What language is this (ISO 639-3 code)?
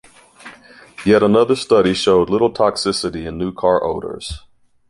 eng